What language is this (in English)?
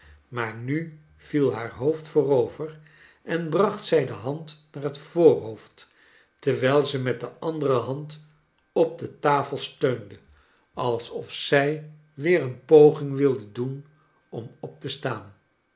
Dutch